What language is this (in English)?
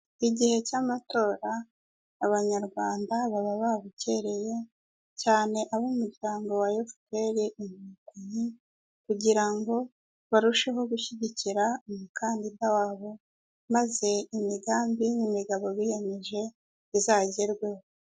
Kinyarwanda